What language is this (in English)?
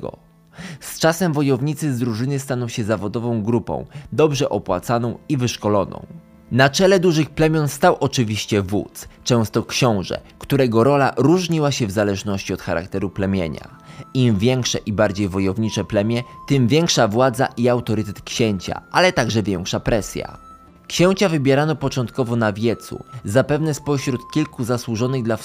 Polish